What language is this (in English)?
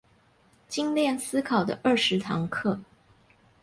Chinese